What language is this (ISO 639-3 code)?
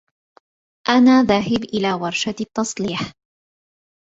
ara